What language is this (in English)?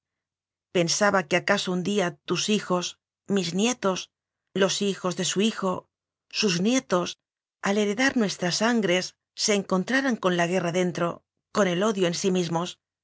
Spanish